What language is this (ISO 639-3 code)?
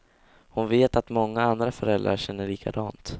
swe